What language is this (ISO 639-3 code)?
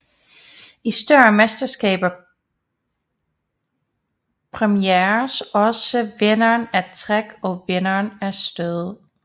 dan